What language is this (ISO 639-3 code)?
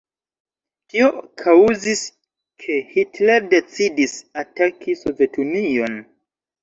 epo